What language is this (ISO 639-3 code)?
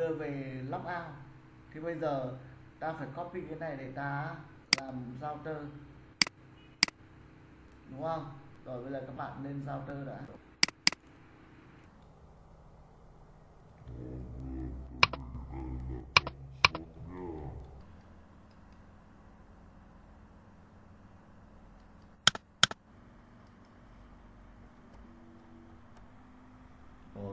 vie